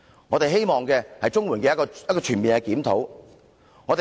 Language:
Cantonese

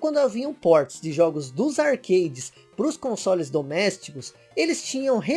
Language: Portuguese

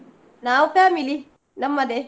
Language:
Kannada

